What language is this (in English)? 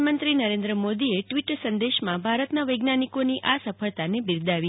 Gujarati